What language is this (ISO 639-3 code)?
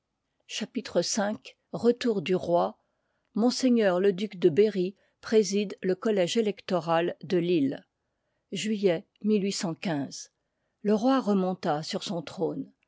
fra